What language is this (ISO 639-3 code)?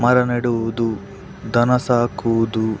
kan